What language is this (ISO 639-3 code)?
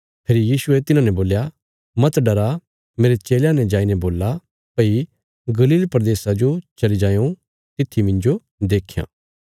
kfs